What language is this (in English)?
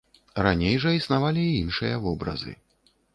Belarusian